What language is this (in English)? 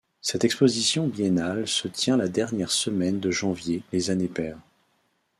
French